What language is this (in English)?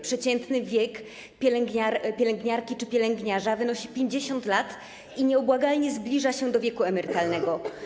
Polish